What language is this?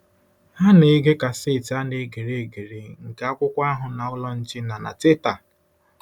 Igbo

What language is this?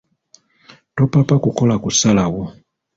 Ganda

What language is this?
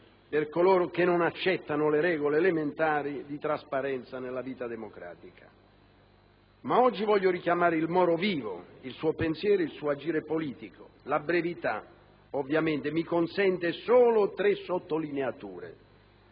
Italian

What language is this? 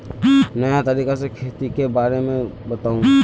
Magahi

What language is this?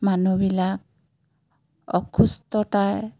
Assamese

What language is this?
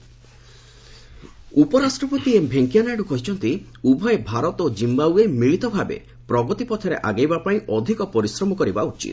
Odia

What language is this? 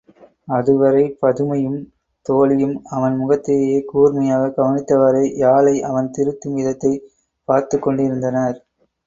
Tamil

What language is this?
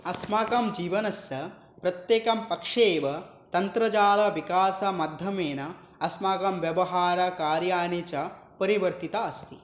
Sanskrit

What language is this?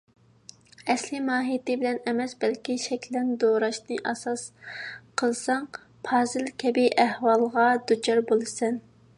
Uyghur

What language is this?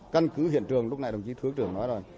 Vietnamese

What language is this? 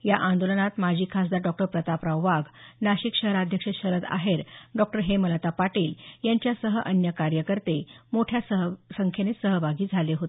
Marathi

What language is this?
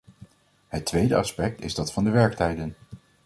Dutch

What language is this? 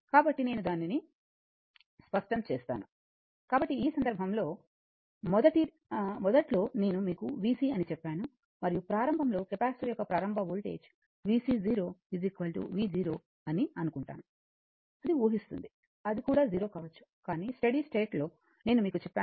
Telugu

